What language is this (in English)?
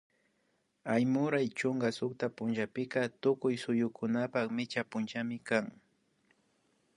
Imbabura Highland Quichua